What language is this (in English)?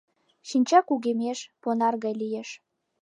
Mari